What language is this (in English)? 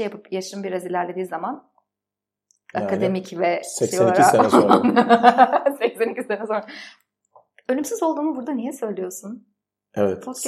Turkish